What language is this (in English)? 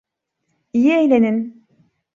Turkish